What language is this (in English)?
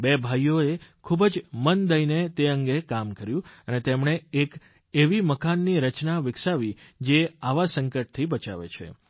Gujarati